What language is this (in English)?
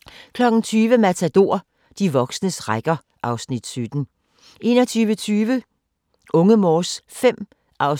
Danish